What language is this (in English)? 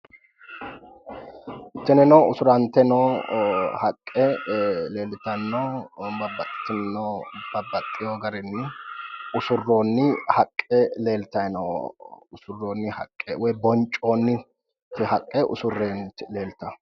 Sidamo